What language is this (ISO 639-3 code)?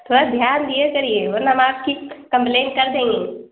urd